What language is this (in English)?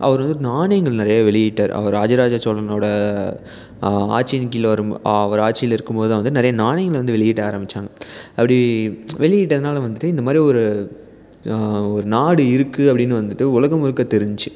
Tamil